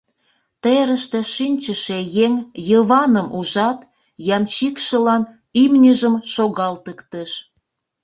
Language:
Mari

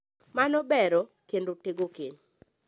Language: Luo (Kenya and Tanzania)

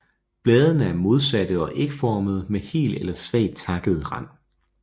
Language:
Danish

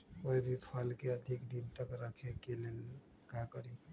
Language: Magahi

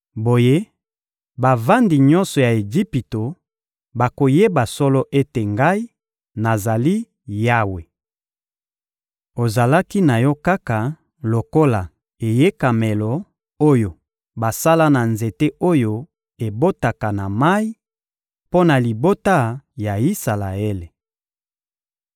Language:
Lingala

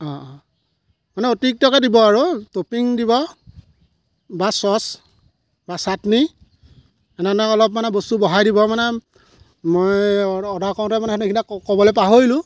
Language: Assamese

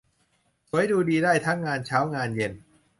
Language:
Thai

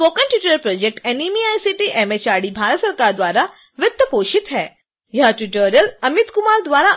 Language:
Hindi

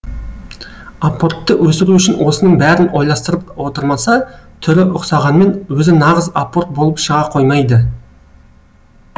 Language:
Kazakh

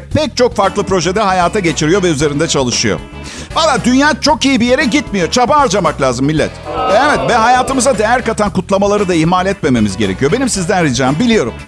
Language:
Turkish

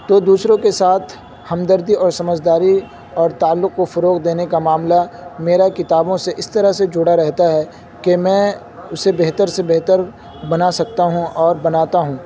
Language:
Urdu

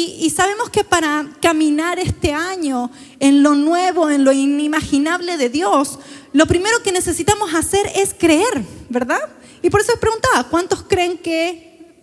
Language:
Spanish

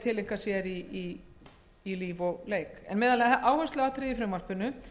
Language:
Icelandic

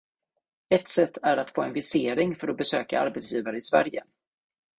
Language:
Swedish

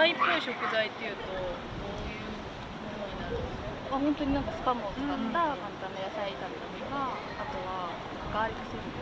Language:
Japanese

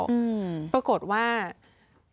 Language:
Thai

